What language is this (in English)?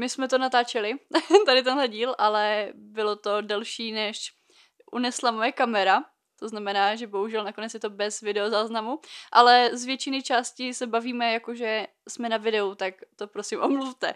Czech